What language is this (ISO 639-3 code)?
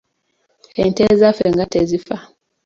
lug